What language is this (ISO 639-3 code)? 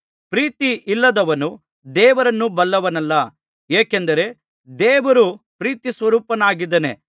kan